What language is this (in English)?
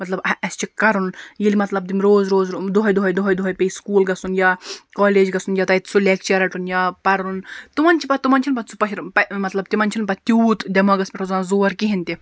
Kashmiri